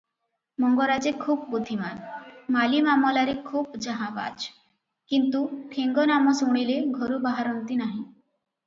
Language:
Odia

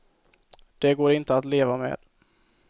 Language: Swedish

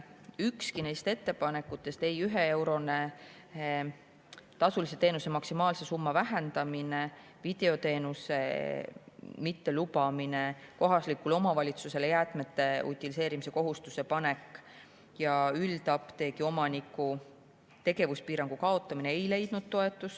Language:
Estonian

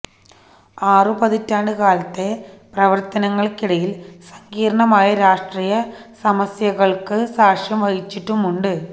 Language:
Malayalam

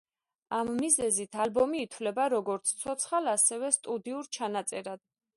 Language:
Georgian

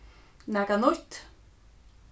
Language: Faroese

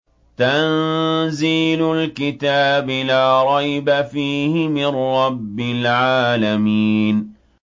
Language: Arabic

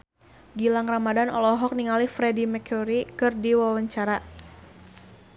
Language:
Sundanese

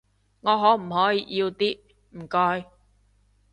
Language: Cantonese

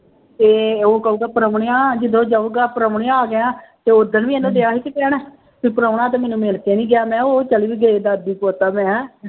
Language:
Punjabi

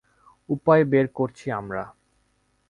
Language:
Bangla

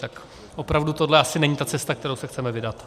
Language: Czech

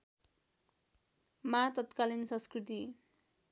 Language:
Nepali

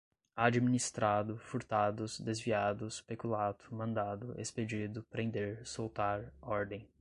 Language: Portuguese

